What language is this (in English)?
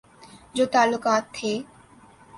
Urdu